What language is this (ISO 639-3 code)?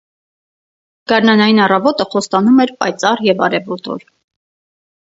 hye